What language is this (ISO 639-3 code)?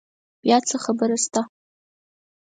pus